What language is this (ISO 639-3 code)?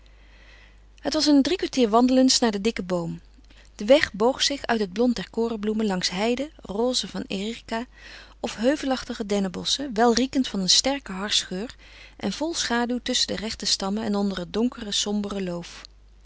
nld